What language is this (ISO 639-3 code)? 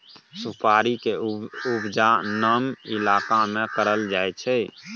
mai